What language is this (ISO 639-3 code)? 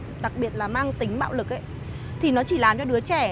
vie